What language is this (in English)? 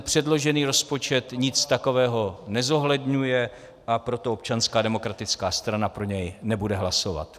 Czech